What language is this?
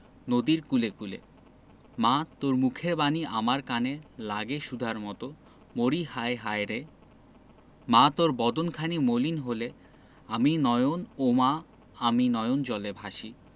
Bangla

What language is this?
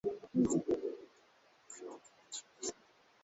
Swahili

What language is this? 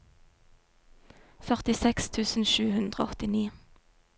Norwegian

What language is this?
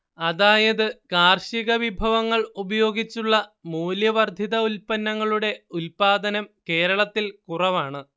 Malayalam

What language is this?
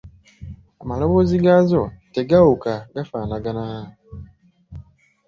Ganda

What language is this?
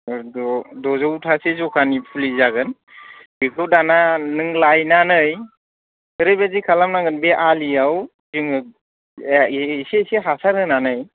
Bodo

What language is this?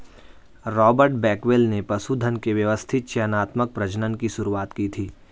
Hindi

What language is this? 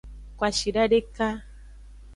Aja (Benin)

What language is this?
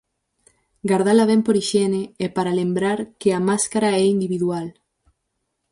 Galician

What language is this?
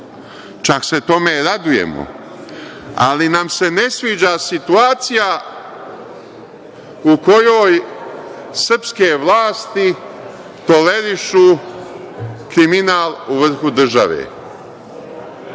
Serbian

